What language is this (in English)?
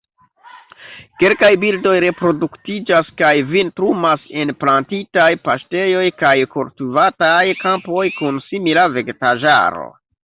Esperanto